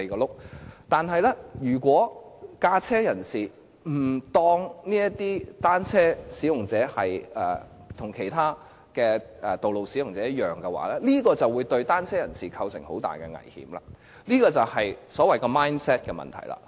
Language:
Cantonese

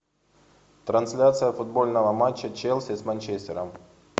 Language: Russian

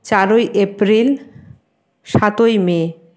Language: Bangla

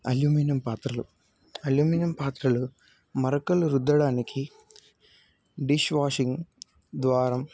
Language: Telugu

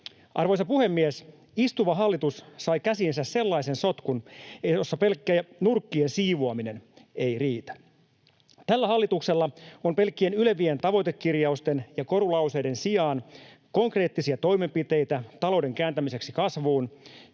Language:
Finnish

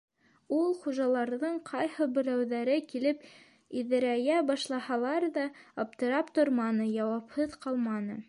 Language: Bashkir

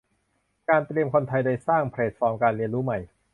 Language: Thai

